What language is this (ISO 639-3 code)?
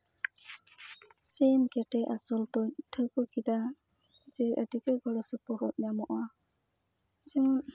sat